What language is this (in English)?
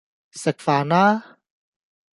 Cantonese